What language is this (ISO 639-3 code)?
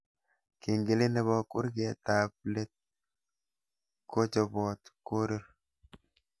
kln